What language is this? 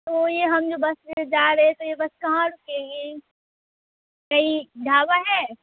Urdu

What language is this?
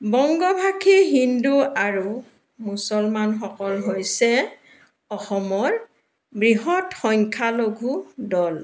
Assamese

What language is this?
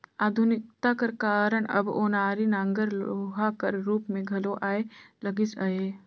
Chhattisgarhi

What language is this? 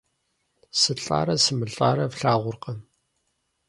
Kabardian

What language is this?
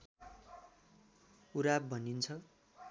Nepali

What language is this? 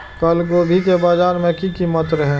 Maithili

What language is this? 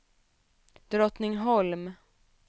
Swedish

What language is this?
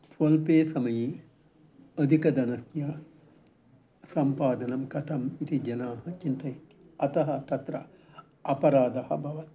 Sanskrit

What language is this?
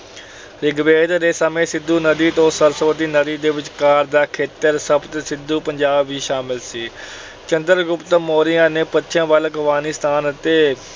Punjabi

